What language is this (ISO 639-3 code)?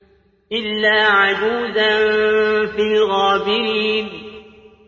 ara